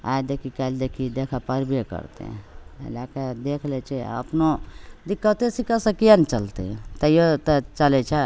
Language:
Maithili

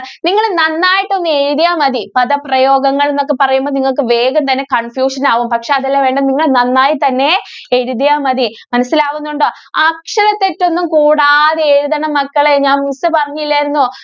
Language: Malayalam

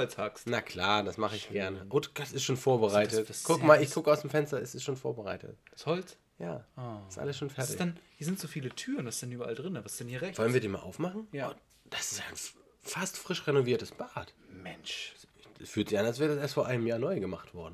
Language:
German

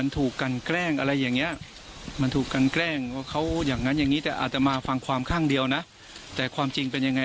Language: Thai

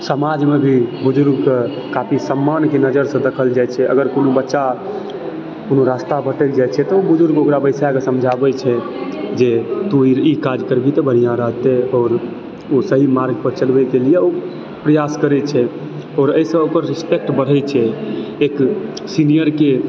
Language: Maithili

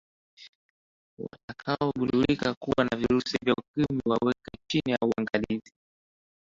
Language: Swahili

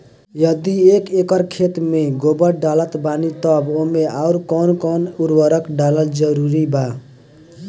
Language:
Bhojpuri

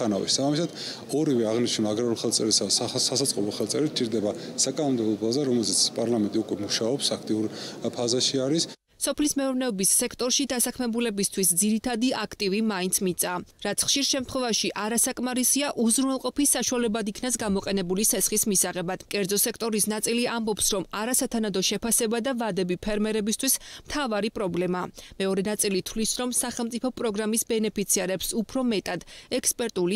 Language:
Romanian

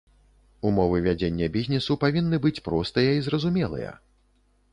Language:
Belarusian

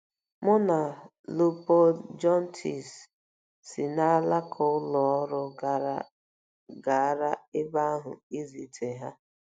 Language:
Igbo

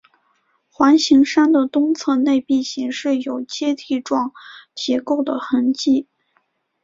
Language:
Chinese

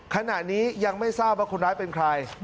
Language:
Thai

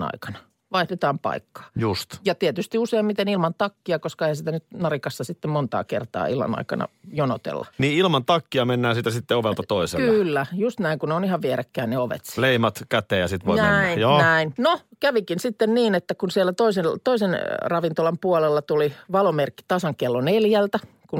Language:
Finnish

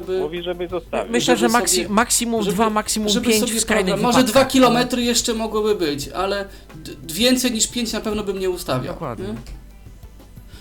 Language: Polish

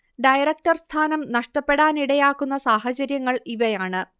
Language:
Malayalam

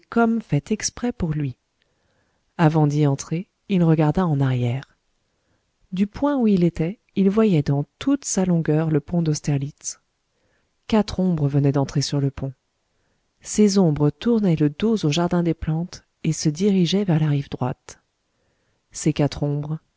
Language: French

